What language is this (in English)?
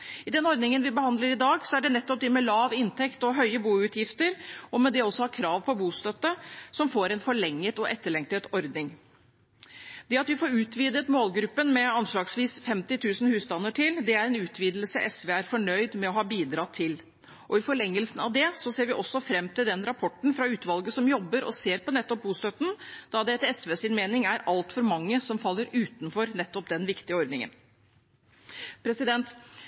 Norwegian Bokmål